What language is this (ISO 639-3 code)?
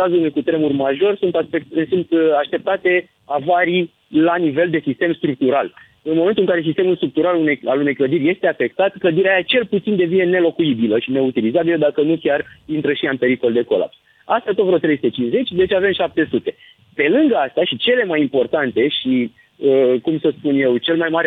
ron